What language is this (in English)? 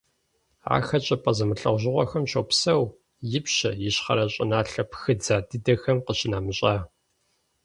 Kabardian